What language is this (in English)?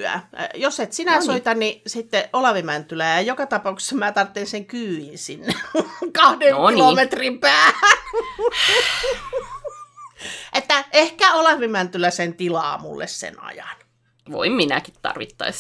Finnish